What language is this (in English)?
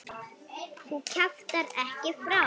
Icelandic